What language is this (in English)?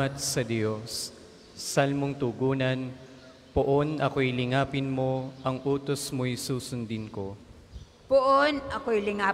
Filipino